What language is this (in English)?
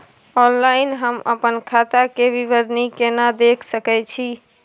Maithili